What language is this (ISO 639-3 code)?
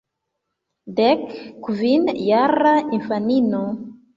epo